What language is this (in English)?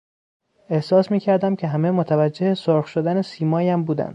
Persian